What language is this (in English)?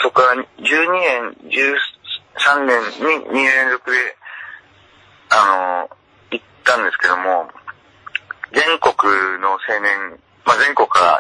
Japanese